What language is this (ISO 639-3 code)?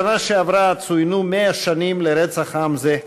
heb